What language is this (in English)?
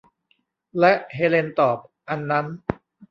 Thai